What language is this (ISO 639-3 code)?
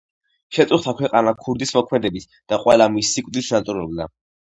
kat